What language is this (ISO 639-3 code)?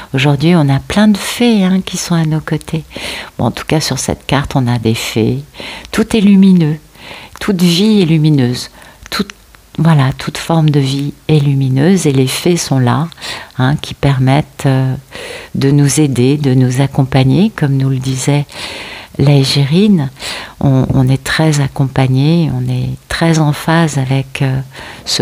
fra